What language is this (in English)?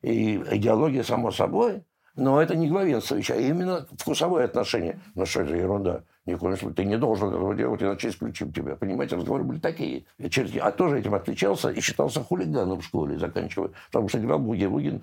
Russian